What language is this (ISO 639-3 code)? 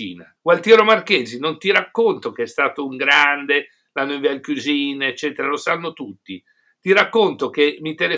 ita